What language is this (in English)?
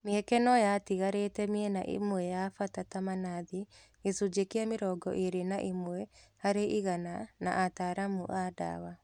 Kikuyu